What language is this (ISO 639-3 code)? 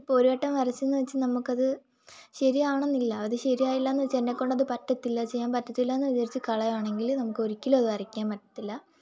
mal